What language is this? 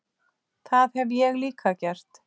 Icelandic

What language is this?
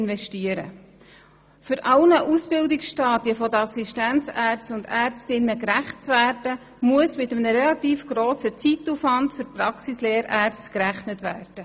Swiss German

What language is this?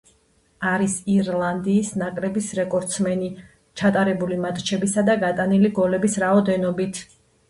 Georgian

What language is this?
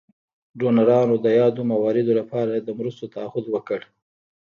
Pashto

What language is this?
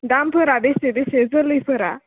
Bodo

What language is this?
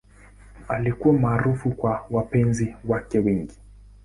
Swahili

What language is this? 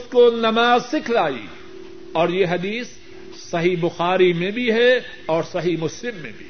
Urdu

